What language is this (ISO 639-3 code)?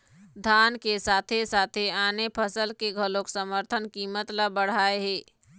hne